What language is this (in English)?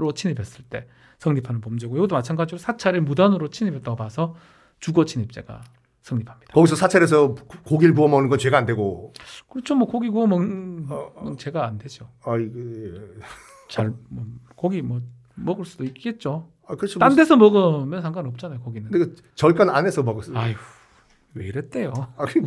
Korean